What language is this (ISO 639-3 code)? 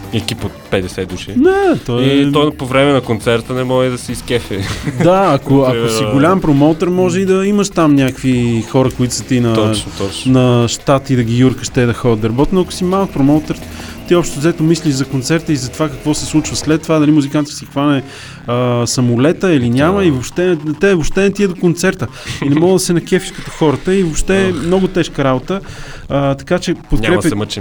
bul